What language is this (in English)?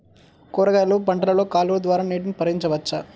Telugu